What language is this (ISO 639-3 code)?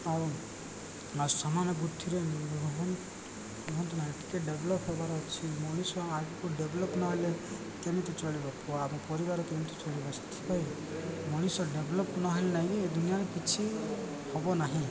ori